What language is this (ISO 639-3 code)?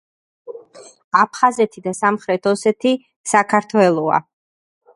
kat